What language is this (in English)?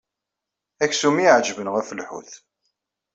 Kabyle